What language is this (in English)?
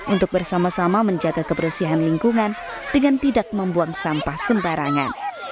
Indonesian